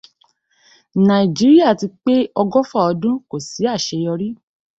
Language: Yoruba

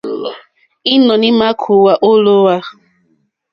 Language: Mokpwe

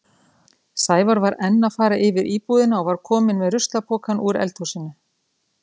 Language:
Icelandic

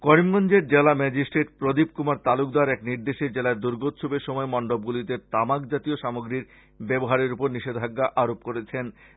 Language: Bangla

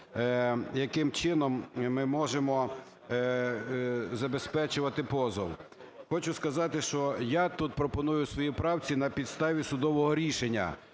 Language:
Ukrainian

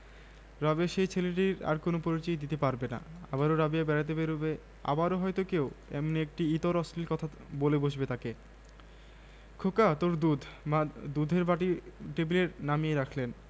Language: Bangla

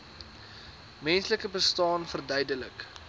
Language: Afrikaans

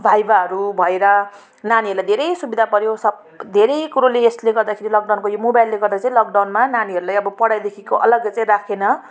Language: Nepali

